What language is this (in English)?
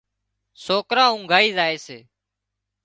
Wadiyara Koli